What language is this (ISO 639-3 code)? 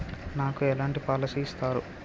tel